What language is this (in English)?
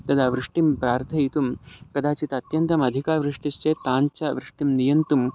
Sanskrit